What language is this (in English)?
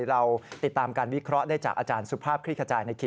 Thai